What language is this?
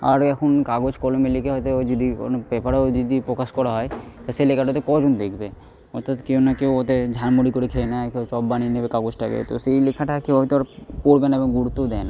Bangla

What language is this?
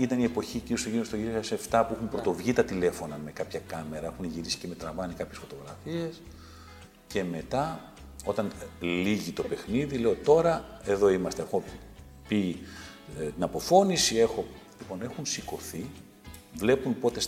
Greek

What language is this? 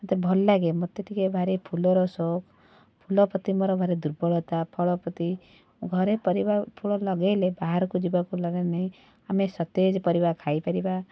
Odia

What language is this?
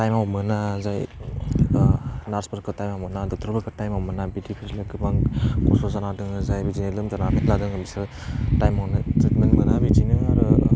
Bodo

